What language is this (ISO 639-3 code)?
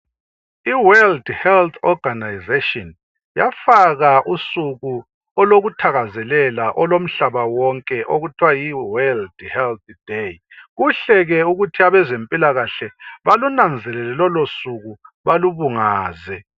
nde